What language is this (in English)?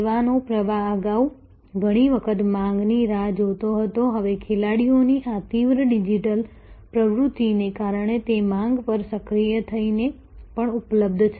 Gujarati